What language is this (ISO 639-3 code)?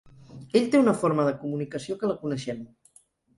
cat